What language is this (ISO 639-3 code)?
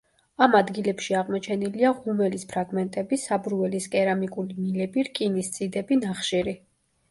kat